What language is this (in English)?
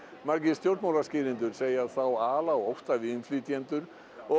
Icelandic